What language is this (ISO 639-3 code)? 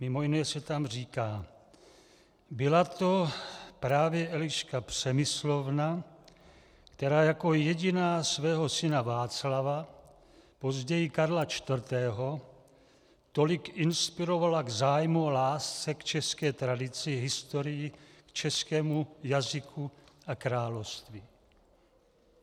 ces